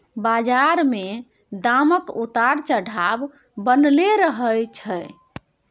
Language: Maithili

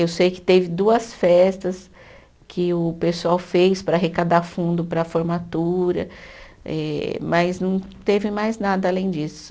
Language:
Portuguese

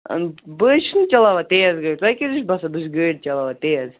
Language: Kashmiri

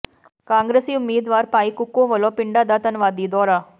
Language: Punjabi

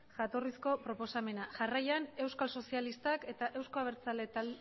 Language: Basque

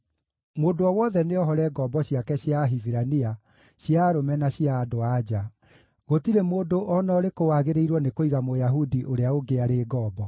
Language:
Kikuyu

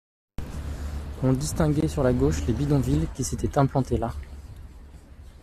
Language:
French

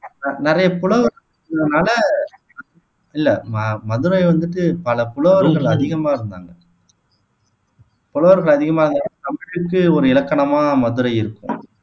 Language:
Tamil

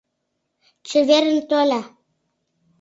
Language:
Mari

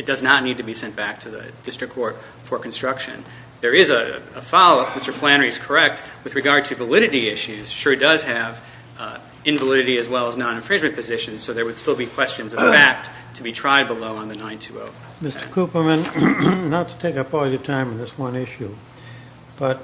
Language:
English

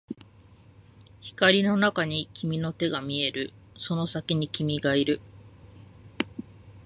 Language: Japanese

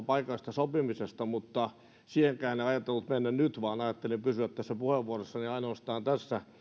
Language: Finnish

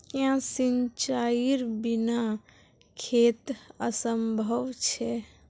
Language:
Magahi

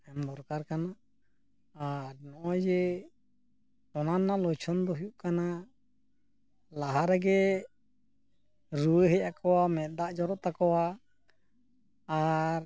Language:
Santali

